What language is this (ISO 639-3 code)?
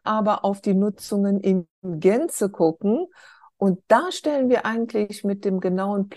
deu